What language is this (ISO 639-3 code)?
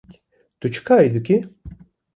kur